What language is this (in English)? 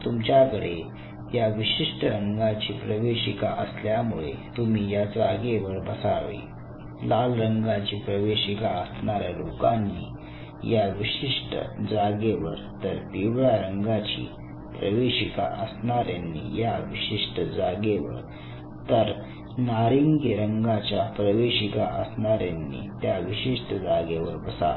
Marathi